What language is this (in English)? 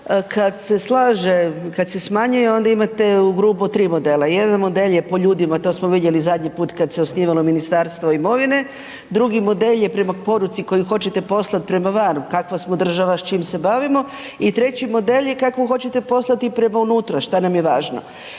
Croatian